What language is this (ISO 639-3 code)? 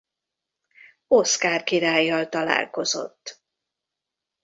hun